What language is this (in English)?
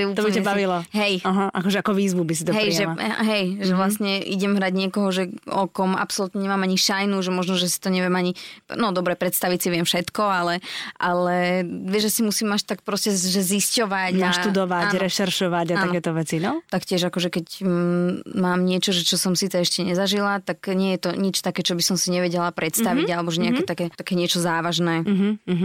Slovak